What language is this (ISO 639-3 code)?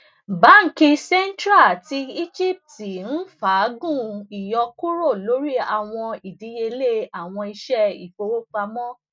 yor